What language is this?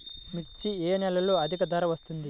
Telugu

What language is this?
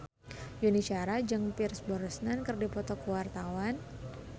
Sundanese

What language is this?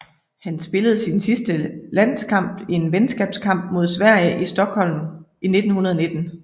Danish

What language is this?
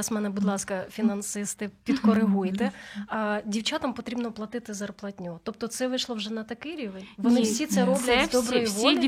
Ukrainian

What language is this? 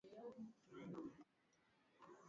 Swahili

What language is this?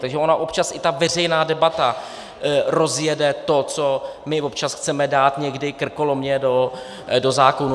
Czech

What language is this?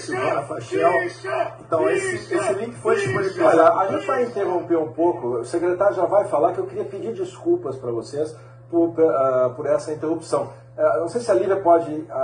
Portuguese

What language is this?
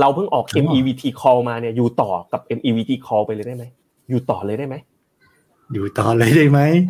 Thai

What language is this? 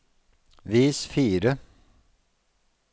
Norwegian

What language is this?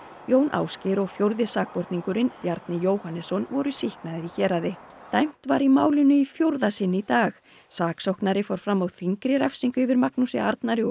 Icelandic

